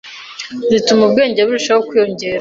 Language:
Kinyarwanda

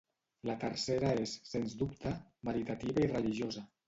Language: Catalan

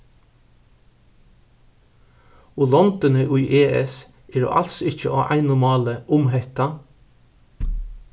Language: Faroese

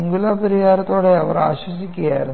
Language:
Malayalam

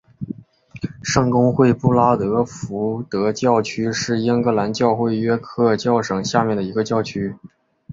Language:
Chinese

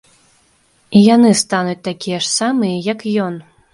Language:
Belarusian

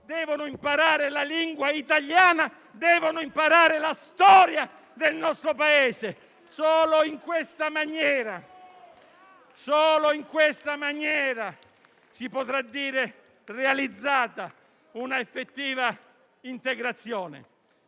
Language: Italian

